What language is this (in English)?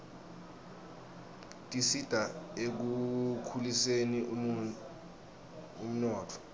Swati